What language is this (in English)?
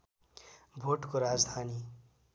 Nepali